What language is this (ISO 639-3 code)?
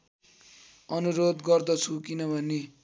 nep